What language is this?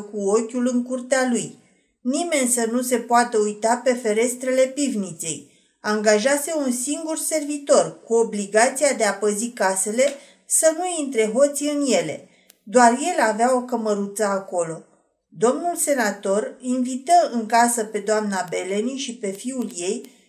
Romanian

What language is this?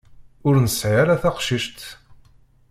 Kabyle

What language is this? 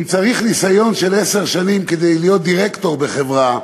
Hebrew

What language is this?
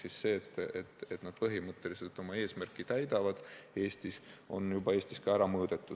Estonian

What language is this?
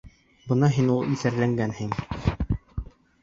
Bashkir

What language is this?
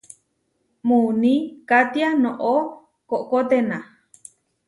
Huarijio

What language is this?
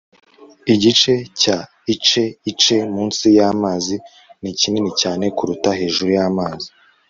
Kinyarwanda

